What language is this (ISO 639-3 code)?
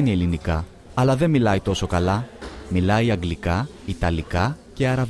ell